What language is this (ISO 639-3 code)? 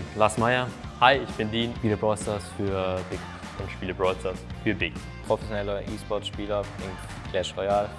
deu